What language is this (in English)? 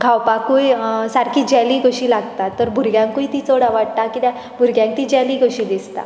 Konkani